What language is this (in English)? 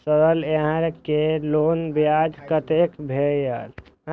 Maithili